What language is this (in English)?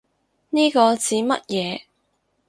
Cantonese